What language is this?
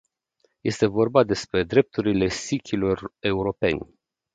Romanian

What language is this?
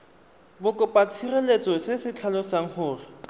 Tswana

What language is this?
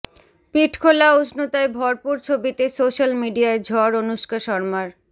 Bangla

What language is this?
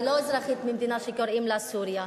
Hebrew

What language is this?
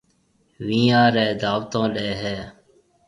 Marwari (Pakistan)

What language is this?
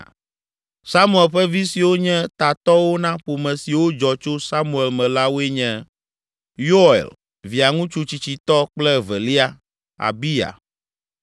Ewe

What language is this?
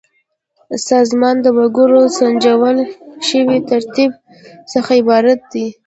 Pashto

